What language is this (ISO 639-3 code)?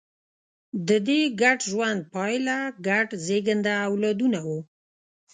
pus